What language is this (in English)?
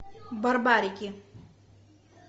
Russian